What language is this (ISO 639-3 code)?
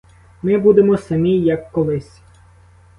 ukr